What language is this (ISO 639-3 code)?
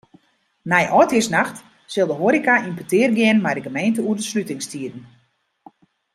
fry